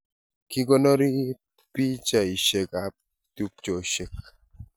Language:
Kalenjin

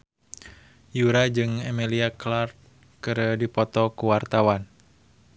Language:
Sundanese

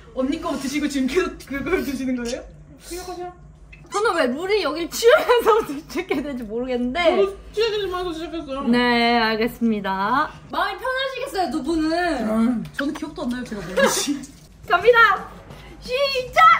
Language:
Korean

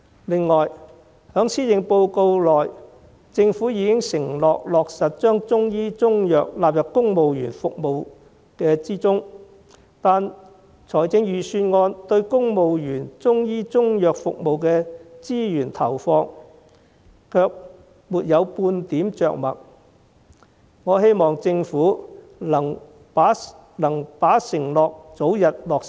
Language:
Cantonese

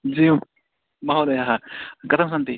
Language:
Sanskrit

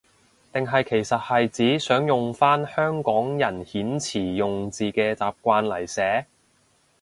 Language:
Cantonese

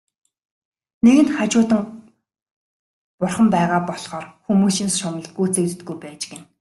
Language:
Mongolian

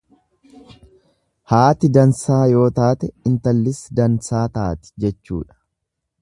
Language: Oromo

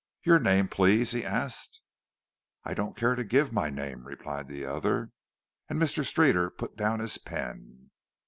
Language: English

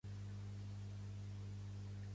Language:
Catalan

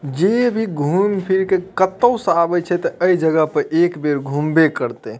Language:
Maithili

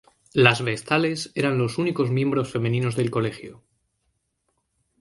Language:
Spanish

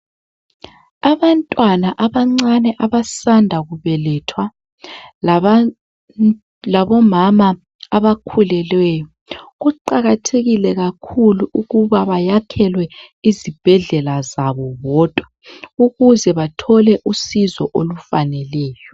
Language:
North Ndebele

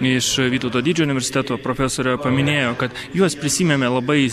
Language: Lithuanian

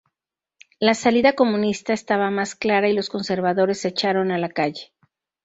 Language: Spanish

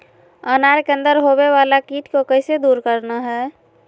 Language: Magahi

